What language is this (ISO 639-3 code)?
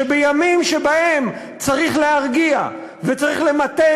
heb